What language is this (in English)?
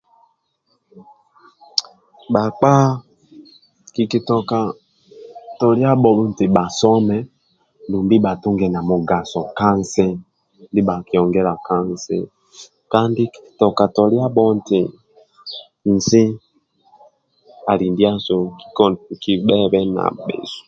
Amba (Uganda)